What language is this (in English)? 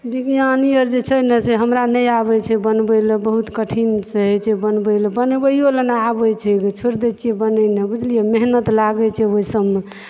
Maithili